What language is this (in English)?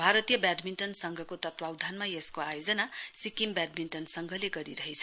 Nepali